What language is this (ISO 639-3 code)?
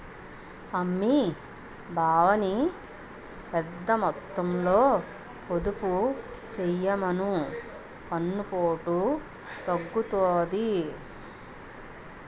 tel